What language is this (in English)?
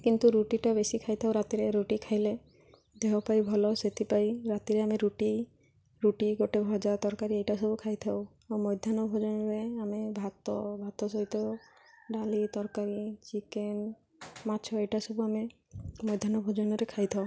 Odia